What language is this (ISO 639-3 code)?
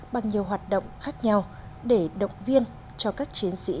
vie